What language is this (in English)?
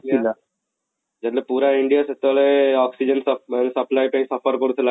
Odia